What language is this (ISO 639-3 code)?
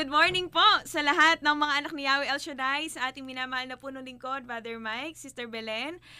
fil